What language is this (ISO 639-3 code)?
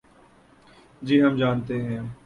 urd